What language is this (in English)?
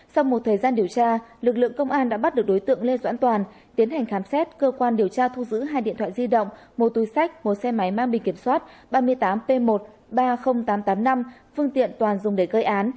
Vietnamese